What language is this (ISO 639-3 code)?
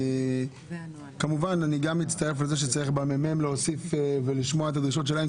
heb